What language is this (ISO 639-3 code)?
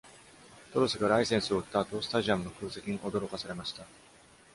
jpn